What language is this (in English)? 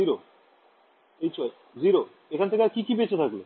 Bangla